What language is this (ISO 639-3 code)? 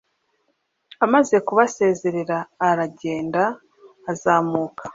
kin